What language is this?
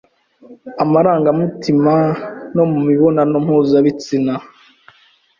Kinyarwanda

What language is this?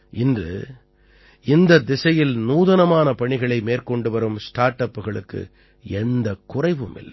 Tamil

